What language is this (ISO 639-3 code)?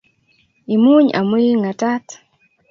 kln